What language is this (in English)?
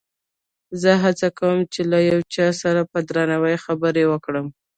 Pashto